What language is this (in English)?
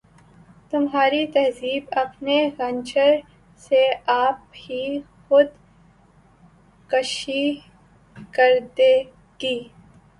Urdu